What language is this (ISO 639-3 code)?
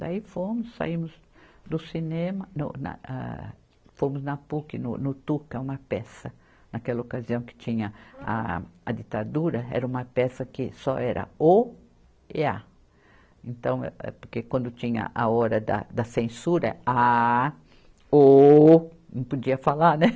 por